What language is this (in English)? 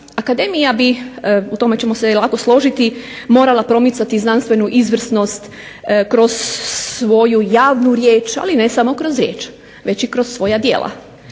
Croatian